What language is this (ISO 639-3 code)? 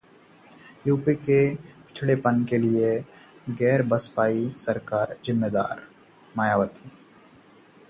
hin